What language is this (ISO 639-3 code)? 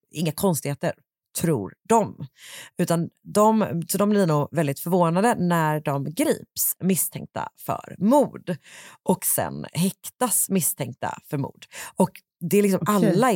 swe